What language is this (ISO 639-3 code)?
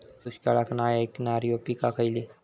mar